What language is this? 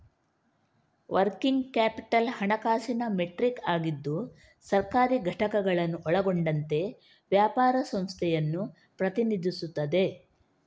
Kannada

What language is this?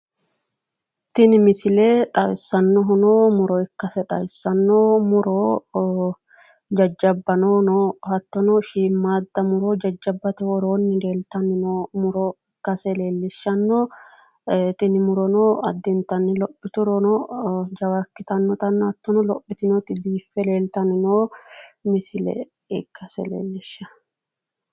Sidamo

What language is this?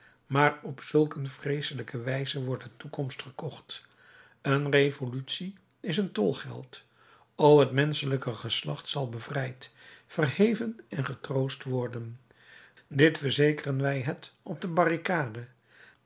Dutch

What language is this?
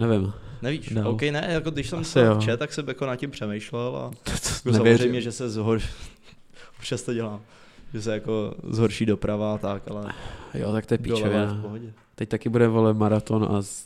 Czech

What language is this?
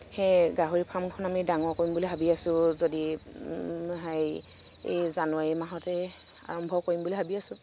Assamese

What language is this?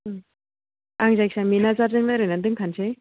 Bodo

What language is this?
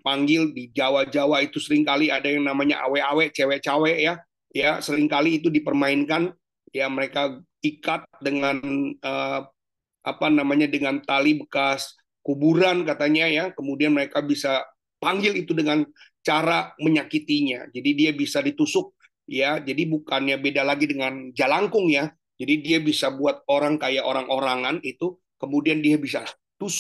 Indonesian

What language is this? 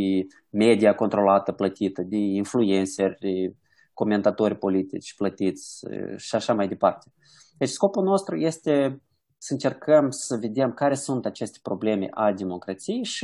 Romanian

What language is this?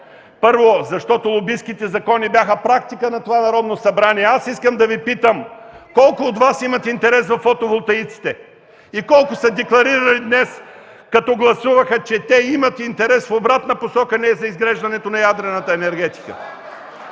Bulgarian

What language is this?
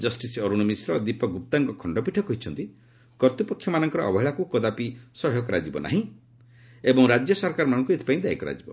Odia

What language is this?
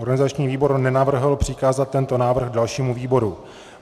Czech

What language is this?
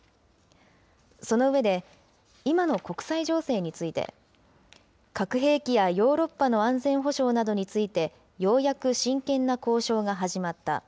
Japanese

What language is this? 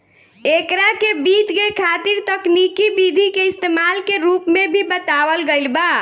Bhojpuri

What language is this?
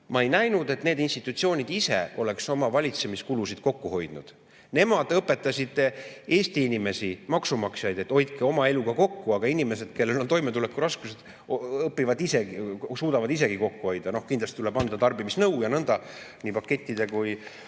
Estonian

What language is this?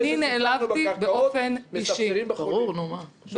Hebrew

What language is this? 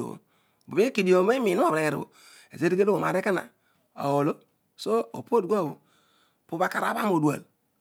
Odual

